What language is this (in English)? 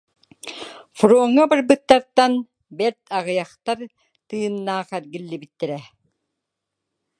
Yakut